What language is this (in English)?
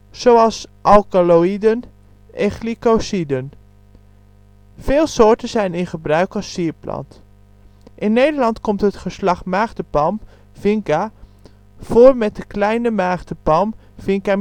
Dutch